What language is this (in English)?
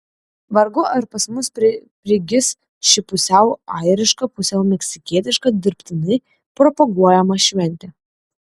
Lithuanian